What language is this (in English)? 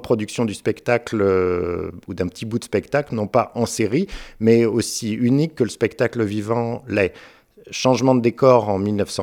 French